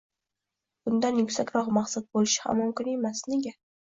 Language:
Uzbek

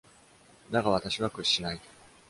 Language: Japanese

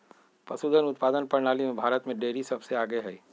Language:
Magahi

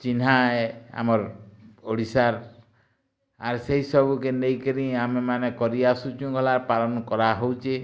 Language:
Odia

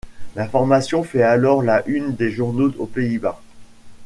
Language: French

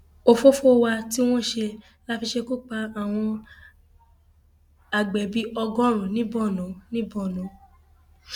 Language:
Yoruba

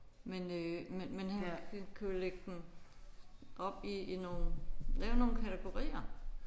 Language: Danish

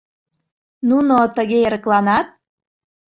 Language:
Mari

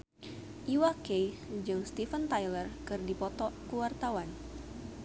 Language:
Sundanese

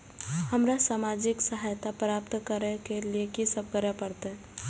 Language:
Maithili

